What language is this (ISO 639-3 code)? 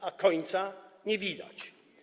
pol